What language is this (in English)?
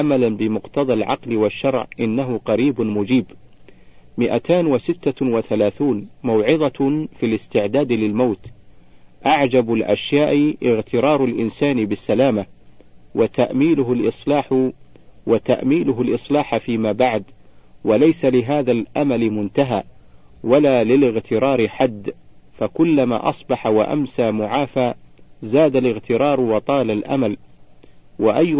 Arabic